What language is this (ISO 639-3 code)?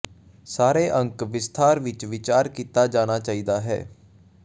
pan